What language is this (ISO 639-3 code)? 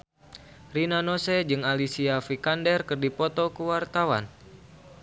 sun